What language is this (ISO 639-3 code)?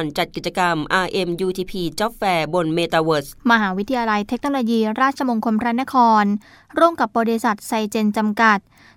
tha